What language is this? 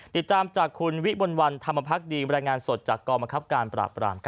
Thai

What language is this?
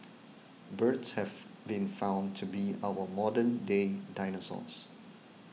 English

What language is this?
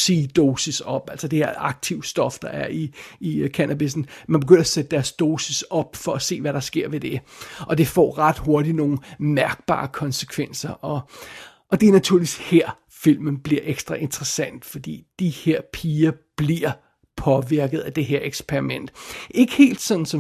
Danish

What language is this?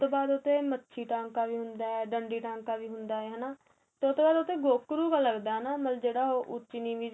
Punjabi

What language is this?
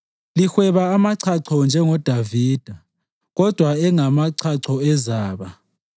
North Ndebele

